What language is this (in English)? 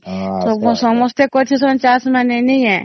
Odia